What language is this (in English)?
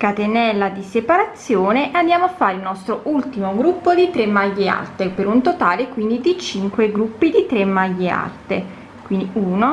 Italian